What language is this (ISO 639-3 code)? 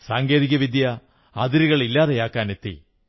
mal